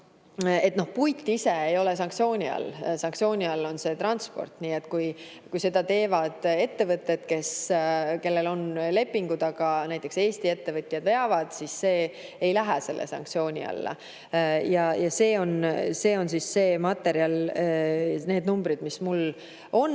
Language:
Estonian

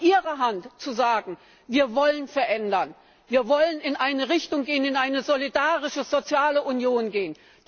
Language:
German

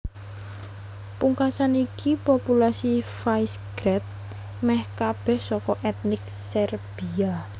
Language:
Javanese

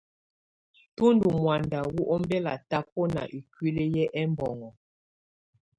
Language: Tunen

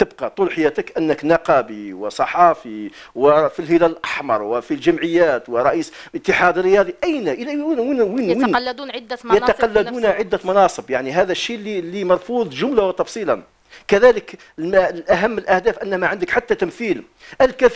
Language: Arabic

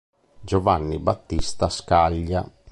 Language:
Italian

